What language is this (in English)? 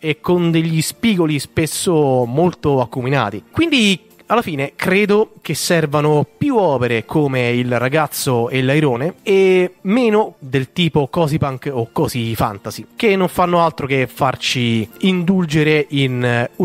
Italian